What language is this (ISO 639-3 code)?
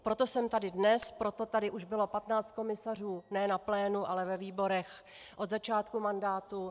ces